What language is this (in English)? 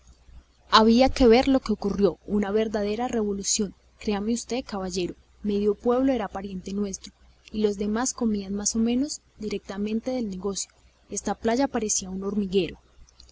Spanish